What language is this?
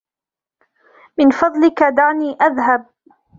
Arabic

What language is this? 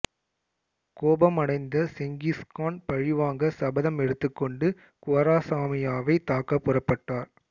Tamil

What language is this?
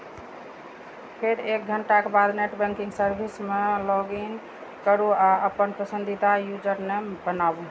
Maithili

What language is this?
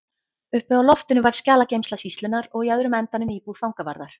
Icelandic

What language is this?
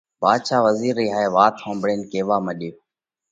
Parkari Koli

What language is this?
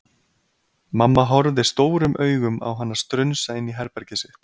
Icelandic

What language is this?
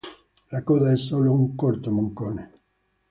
Italian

